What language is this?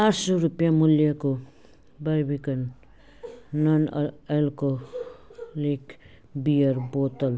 Nepali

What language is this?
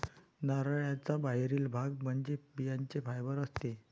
Marathi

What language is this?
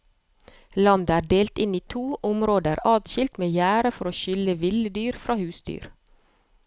Norwegian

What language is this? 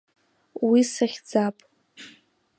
Abkhazian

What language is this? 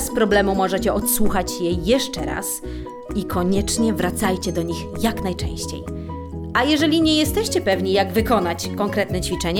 Polish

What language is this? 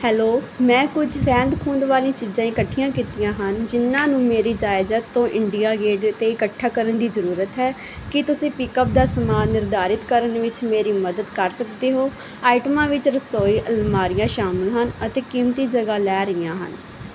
Punjabi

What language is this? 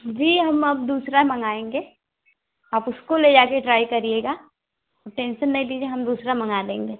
Hindi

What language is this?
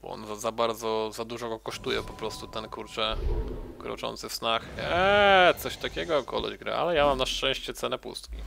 Polish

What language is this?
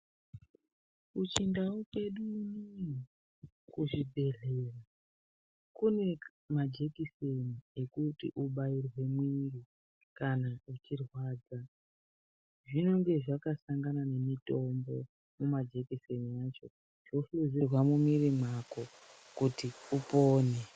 Ndau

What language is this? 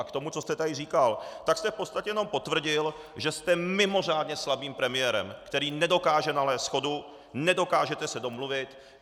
Czech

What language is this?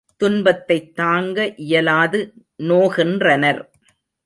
Tamil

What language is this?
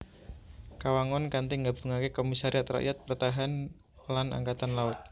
Javanese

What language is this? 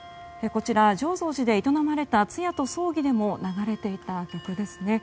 Japanese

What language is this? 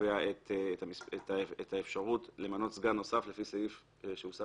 Hebrew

